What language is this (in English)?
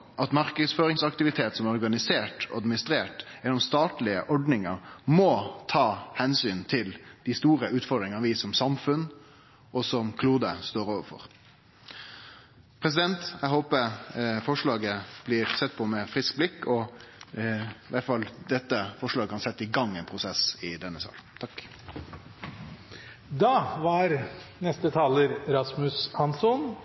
Norwegian Nynorsk